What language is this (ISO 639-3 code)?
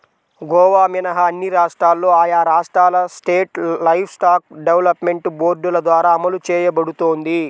tel